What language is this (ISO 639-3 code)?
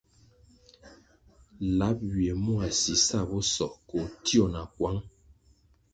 nmg